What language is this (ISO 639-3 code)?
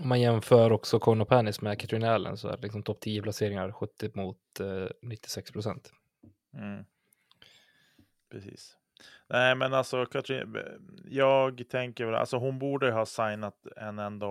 swe